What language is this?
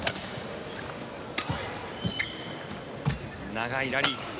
Japanese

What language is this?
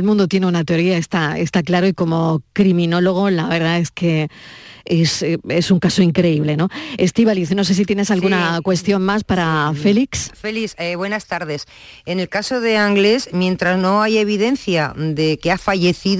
Spanish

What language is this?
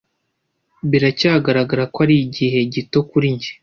Kinyarwanda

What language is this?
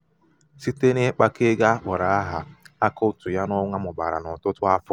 Igbo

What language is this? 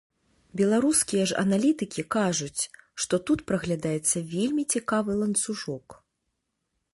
Belarusian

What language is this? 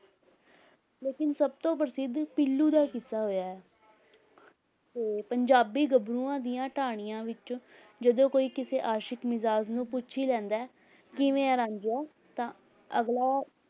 Punjabi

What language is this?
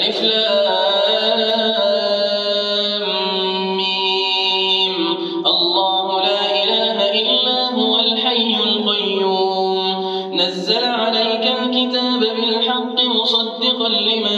Arabic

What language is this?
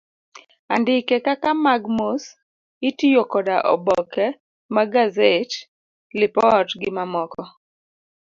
Luo (Kenya and Tanzania)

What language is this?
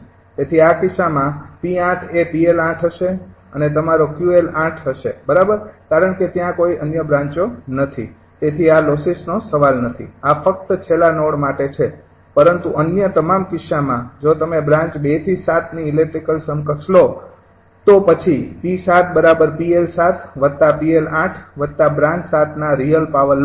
Gujarati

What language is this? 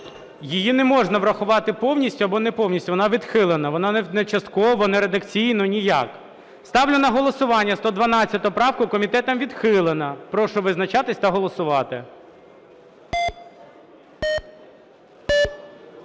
Ukrainian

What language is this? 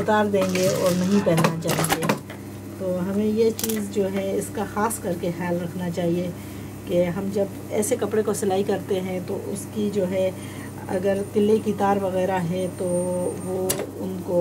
Hindi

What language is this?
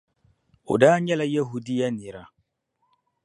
Dagbani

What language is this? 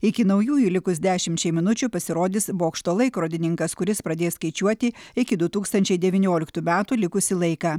Lithuanian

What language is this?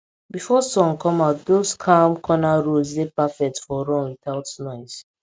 Nigerian Pidgin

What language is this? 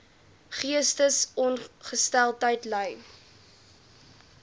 Afrikaans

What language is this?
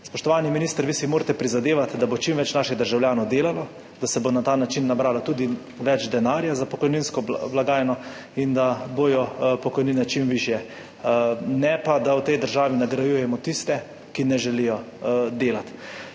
Slovenian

